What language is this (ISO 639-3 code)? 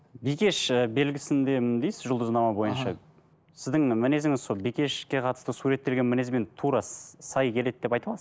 kaz